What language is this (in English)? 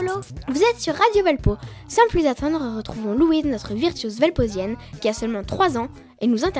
French